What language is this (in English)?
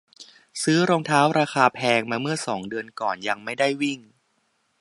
Thai